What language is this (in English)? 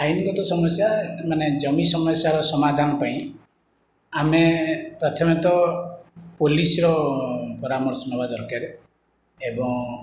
Odia